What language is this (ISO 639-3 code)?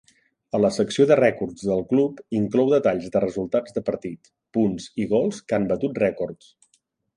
cat